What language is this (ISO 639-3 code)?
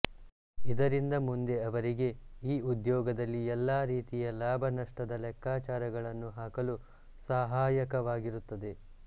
kan